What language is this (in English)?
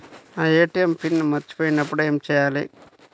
Telugu